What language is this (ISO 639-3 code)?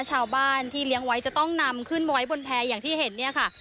tha